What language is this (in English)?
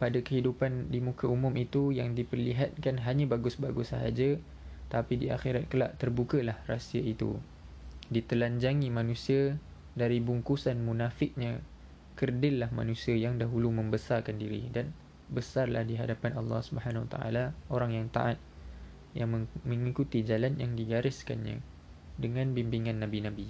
Malay